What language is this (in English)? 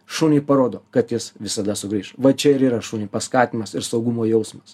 Lithuanian